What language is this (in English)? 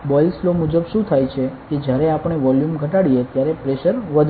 Gujarati